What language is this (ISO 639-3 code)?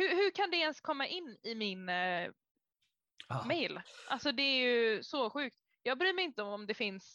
swe